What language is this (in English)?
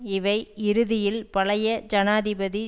Tamil